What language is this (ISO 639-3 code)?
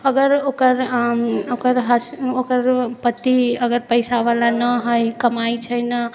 mai